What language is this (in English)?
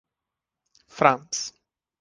Czech